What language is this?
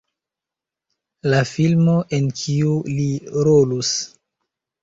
Esperanto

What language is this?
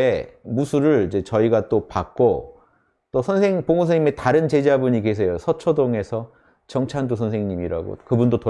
Korean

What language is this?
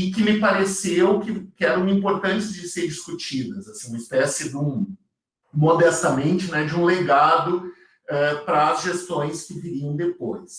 Portuguese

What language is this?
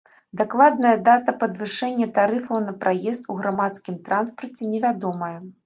Belarusian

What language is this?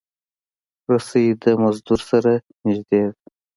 Pashto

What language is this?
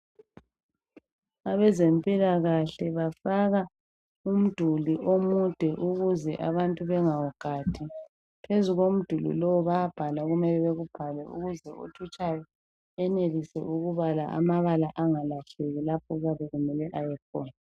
North Ndebele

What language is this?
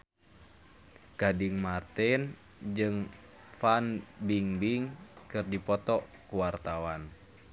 Sundanese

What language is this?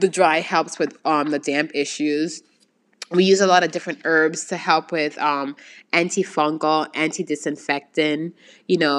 English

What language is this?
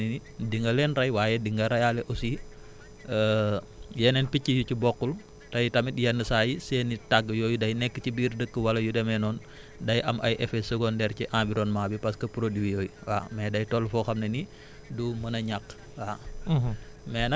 Wolof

